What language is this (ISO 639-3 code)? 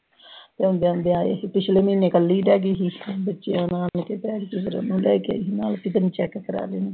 pan